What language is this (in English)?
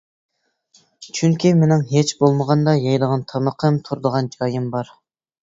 Uyghur